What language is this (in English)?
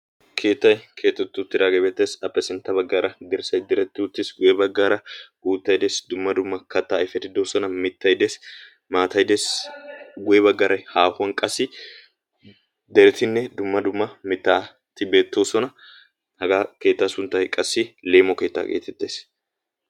Wolaytta